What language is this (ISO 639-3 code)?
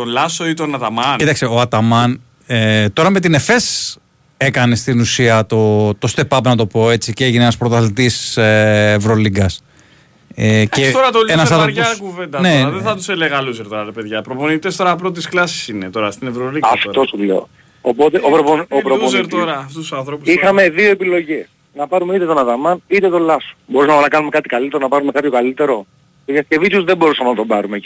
ell